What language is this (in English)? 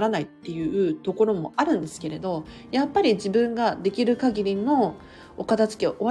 Japanese